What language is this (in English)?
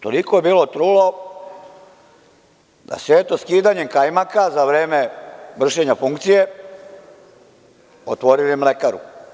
Serbian